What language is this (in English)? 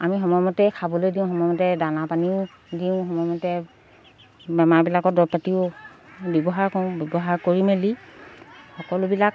Assamese